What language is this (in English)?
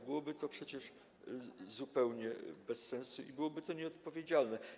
Polish